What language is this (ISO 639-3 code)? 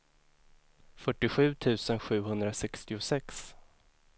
swe